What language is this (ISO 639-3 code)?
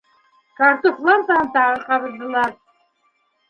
bak